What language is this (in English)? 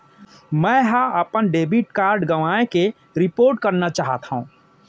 Chhattisgarhi